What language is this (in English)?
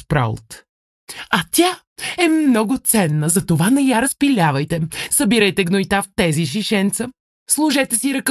Bulgarian